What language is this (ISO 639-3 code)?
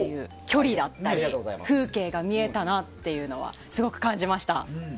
jpn